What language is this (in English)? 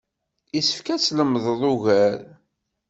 Kabyle